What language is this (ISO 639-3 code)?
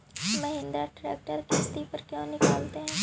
mag